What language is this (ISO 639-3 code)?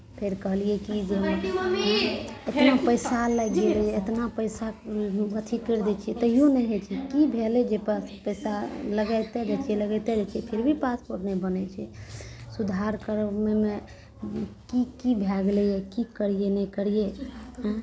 mai